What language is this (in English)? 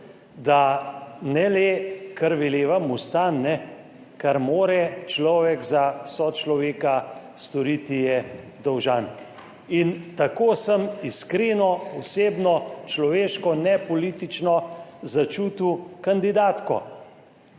Slovenian